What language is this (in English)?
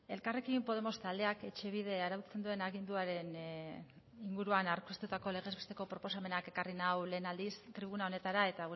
Basque